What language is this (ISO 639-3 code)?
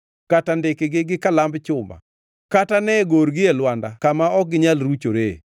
luo